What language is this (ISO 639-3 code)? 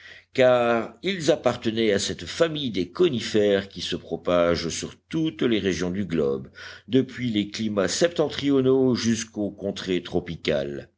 fra